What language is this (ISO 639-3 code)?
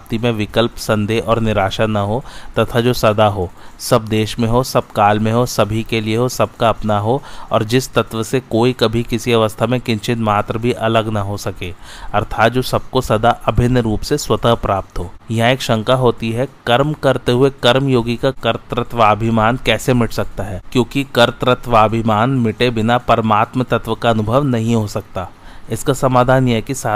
hin